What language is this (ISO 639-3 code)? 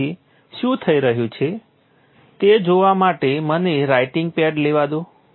guj